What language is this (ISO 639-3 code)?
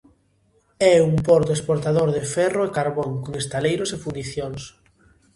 glg